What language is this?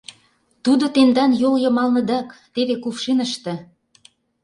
Mari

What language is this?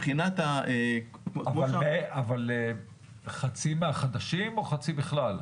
Hebrew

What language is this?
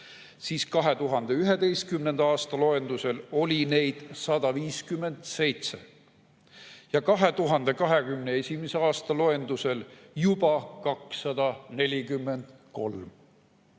Estonian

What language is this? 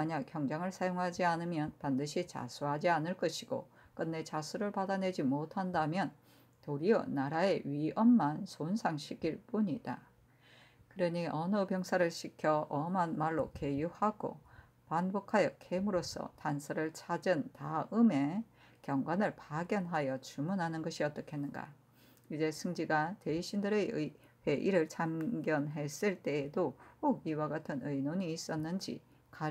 Korean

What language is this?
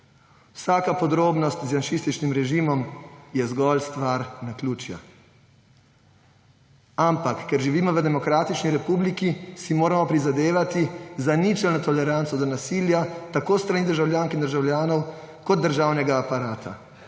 Slovenian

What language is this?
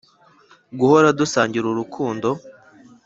Kinyarwanda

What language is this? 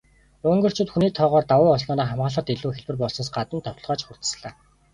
Mongolian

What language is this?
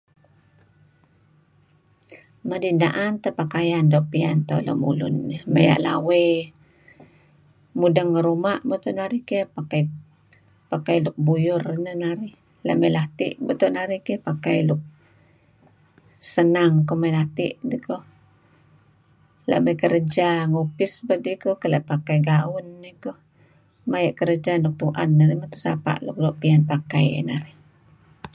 Kelabit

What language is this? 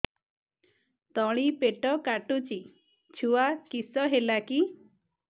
Odia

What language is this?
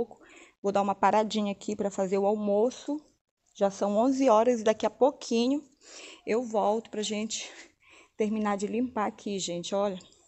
Portuguese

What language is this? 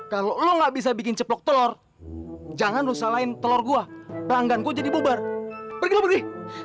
Indonesian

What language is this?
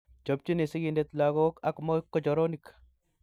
Kalenjin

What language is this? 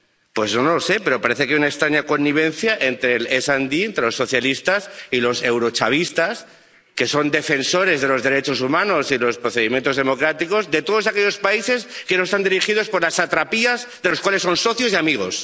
Spanish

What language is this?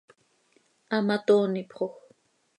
Seri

